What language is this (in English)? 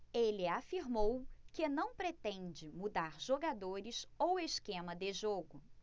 Portuguese